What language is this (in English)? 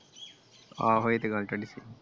Punjabi